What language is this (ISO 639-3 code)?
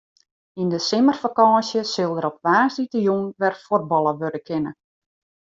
fry